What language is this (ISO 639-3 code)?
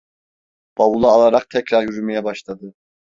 tur